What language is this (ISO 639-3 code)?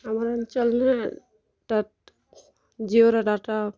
ori